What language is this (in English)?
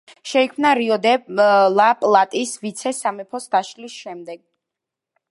Georgian